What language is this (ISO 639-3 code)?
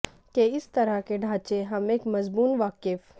urd